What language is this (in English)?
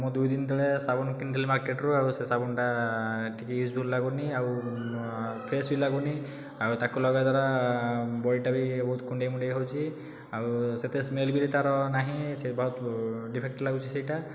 Odia